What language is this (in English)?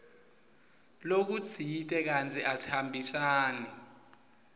Swati